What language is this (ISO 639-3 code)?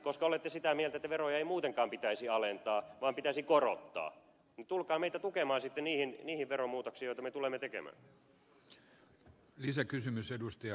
fin